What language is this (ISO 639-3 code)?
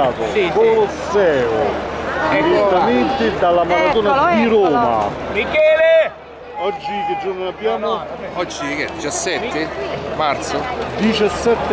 ita